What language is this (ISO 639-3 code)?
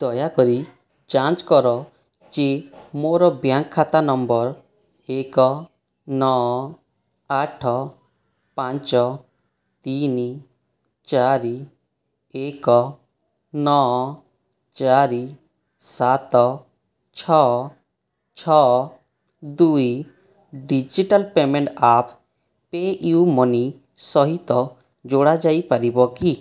ori